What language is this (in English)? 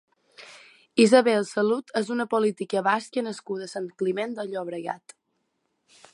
Catalan